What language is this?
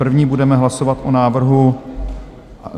Czech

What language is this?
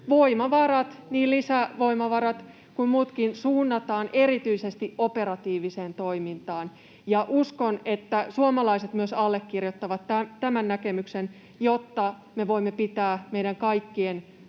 Finnish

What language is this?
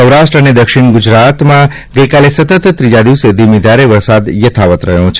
Gujarati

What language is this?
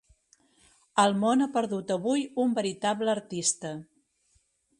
Catalan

